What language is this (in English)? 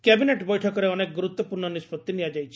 Odia